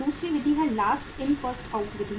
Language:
Hindi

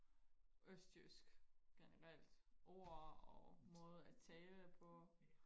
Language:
Danish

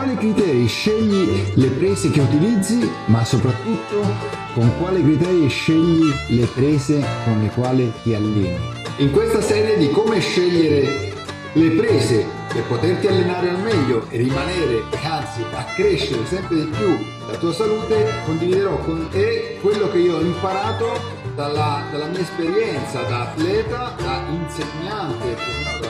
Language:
Italian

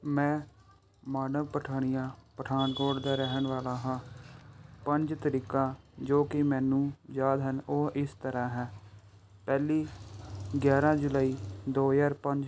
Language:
Punjabi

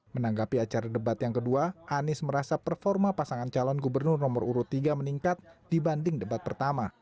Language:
Indonesian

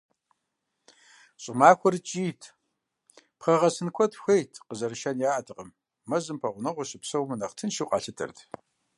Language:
Kabardian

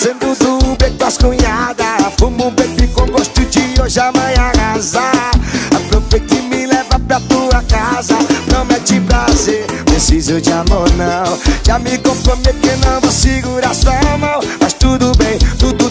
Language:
Portuguese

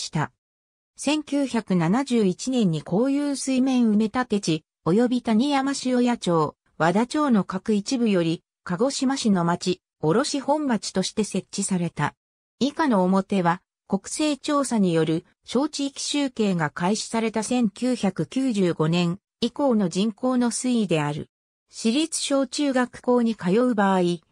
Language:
Japanese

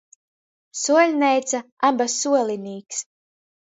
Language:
Latgalian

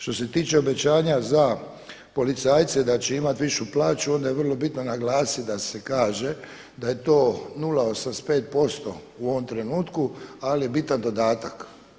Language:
Croatian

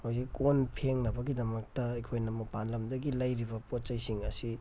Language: Manipuri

